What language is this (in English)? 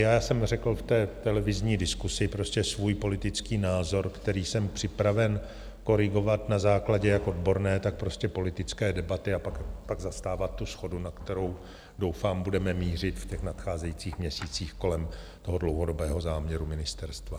Czech